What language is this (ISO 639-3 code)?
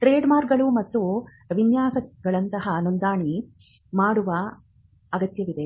kan